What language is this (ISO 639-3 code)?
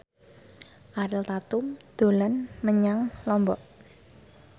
jav